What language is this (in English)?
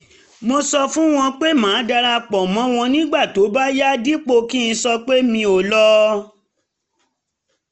Yoruba